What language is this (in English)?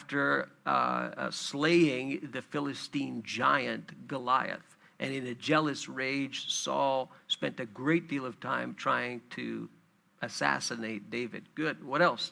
English